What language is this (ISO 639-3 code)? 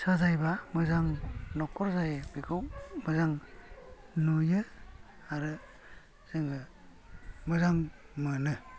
brx